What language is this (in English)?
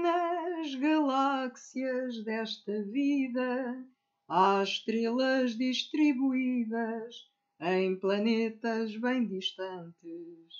Portuguese